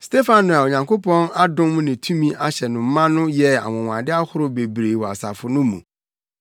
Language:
Akan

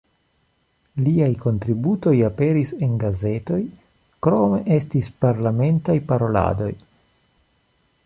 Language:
Esperanto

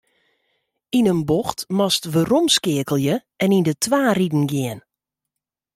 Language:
Western Frisian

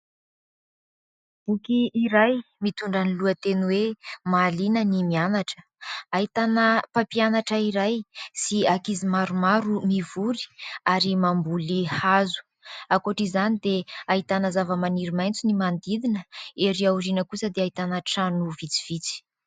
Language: Malagasy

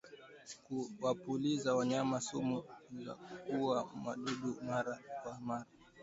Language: Swahili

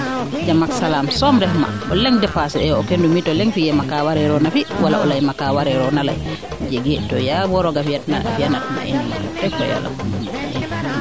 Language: Serer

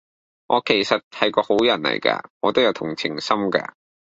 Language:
Cantonese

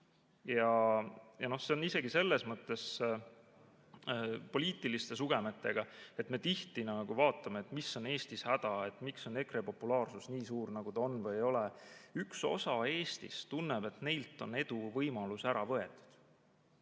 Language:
Estonian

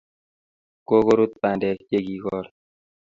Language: Kalenjin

